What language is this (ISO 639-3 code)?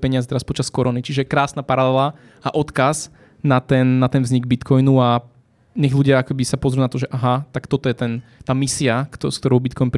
slk